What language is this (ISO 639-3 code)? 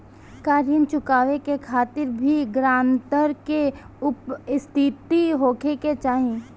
bho